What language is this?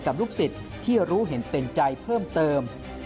Thai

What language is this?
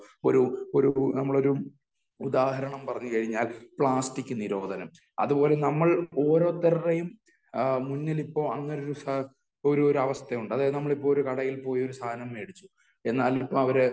Malayalam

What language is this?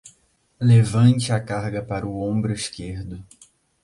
Portuguese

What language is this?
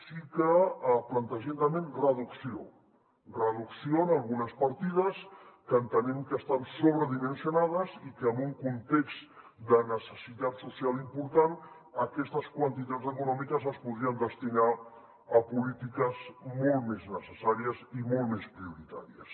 Catalan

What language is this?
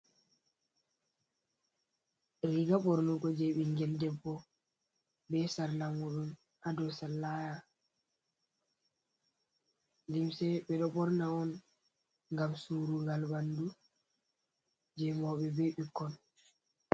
Fula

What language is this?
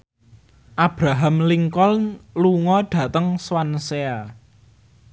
Javanese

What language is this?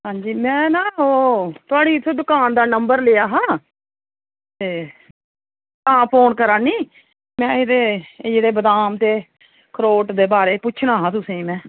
Dogri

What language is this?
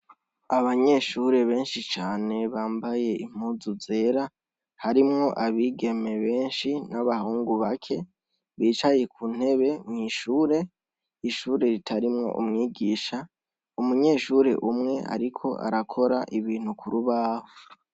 Rundi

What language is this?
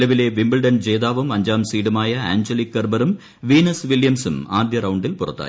Malayalam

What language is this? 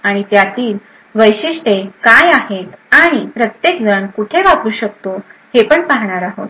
Marathi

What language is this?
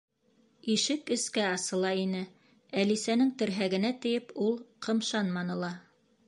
Bashkir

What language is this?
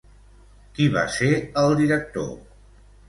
Catalan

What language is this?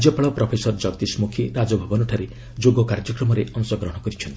Odia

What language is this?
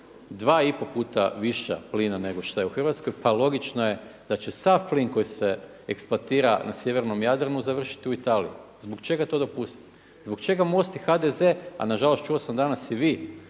Croatian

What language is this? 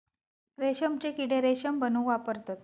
Marathi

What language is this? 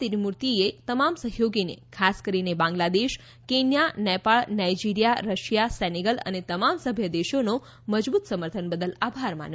Gujarati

